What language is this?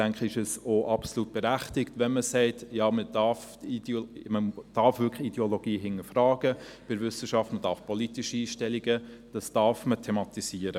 Swiss German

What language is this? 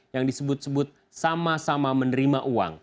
Indonesian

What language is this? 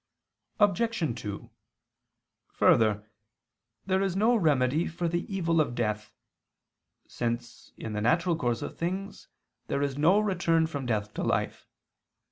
English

